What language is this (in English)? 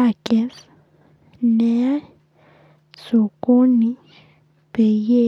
Masai